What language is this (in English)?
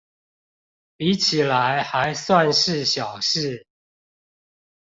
Chinese